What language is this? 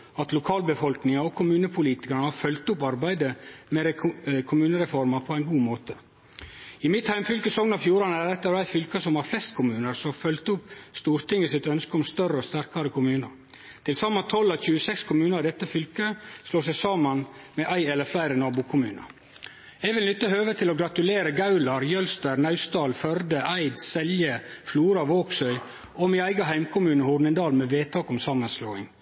Norwegian Nynorsk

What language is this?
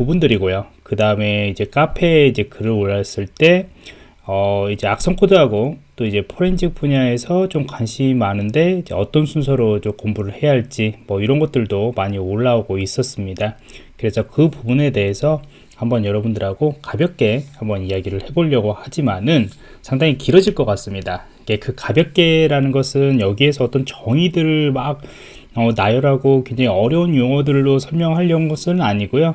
Korean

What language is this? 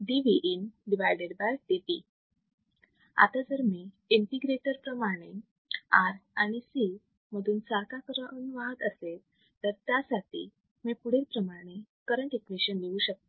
Marathi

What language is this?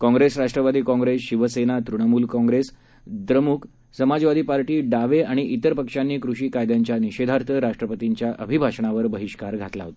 Marathi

